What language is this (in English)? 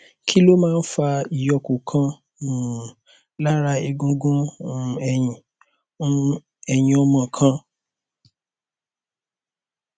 Yoruba